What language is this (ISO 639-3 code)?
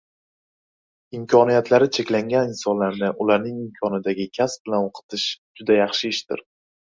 uzb